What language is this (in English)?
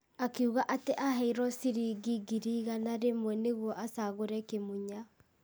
Kikuyu